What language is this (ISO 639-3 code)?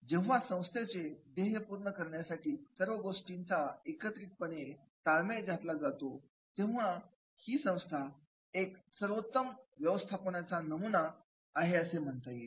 mar